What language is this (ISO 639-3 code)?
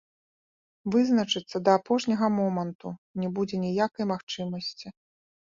bel